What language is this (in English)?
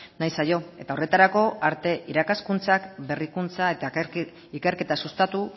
Basque